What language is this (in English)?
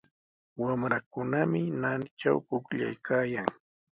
Sihuas Ancash Quechua